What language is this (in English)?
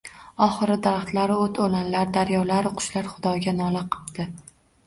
Uzbek